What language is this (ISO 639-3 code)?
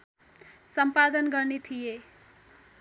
nep